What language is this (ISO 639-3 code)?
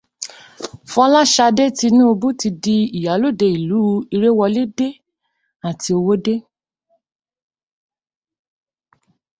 yor